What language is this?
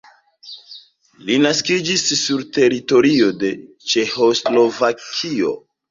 Esperanto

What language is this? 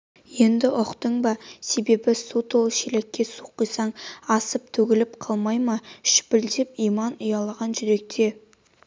Kazakh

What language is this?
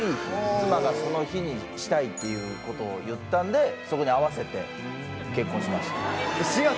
Japanese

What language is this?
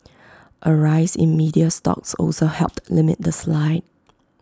English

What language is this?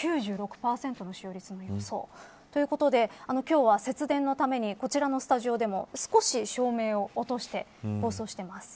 Japanese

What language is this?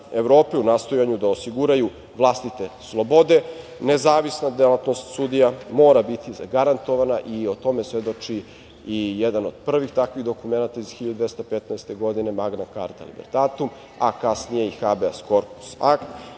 Serbian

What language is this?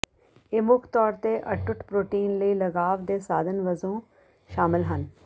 Punjabi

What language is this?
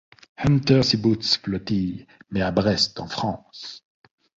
French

